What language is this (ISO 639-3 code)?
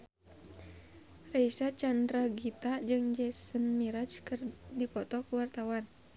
sun